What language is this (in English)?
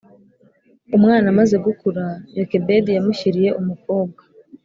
Kinyarwanda